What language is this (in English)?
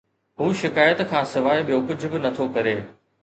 Sindhi